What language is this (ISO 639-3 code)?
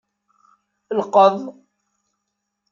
kab